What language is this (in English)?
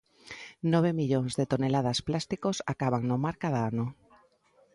Galician